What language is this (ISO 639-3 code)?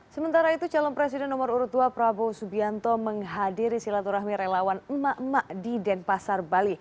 ind